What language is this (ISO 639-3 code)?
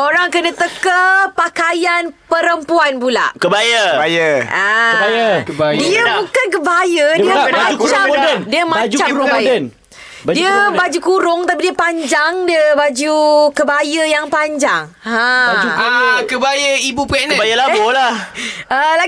msa